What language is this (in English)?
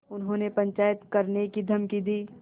Hindi